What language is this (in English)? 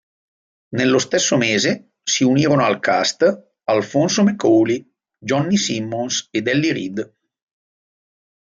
Italian